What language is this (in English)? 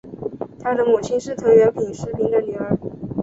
Chinese